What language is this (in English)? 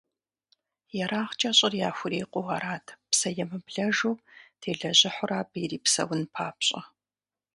Kabardian